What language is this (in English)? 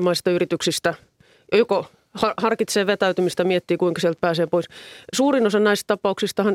Finnish